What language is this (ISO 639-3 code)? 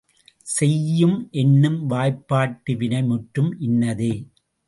tam